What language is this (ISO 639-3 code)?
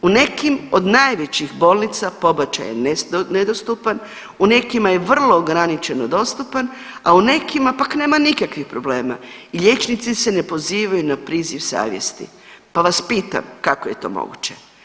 hrv